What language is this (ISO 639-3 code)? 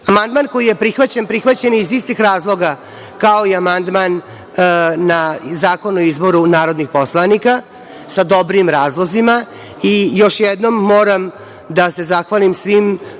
srp